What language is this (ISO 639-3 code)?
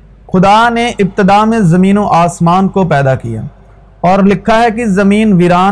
urd